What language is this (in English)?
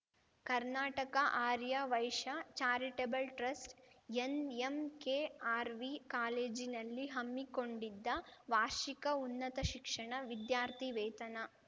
Kannada